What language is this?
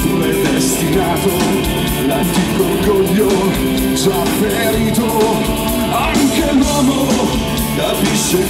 Czech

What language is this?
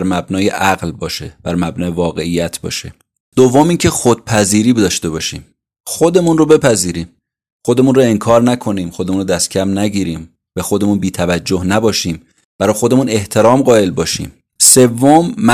Persian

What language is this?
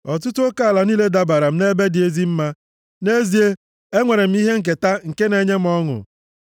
Igbo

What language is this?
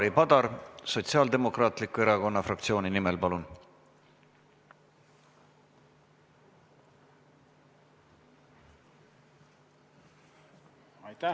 Estonian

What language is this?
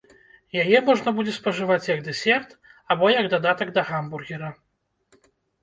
Belarusian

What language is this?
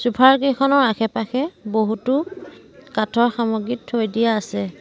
Assamese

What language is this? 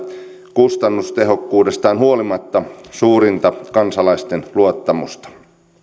Finnish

